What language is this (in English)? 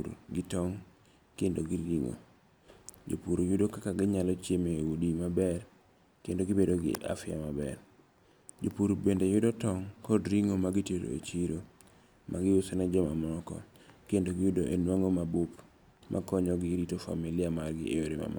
Luo (Kenya and Tanzania)